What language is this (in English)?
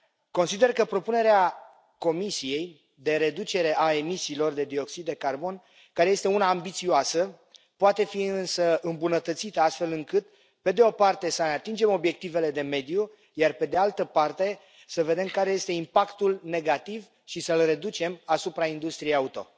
Romanian